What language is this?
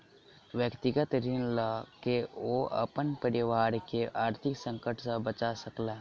Maithili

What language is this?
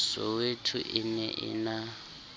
Southern Sotho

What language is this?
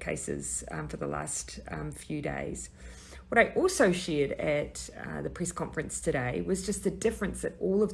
English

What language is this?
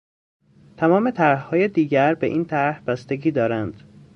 Persian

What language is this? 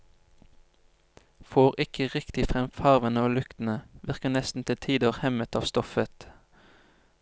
Norwegian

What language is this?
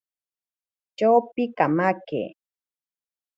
Ashéninka Perené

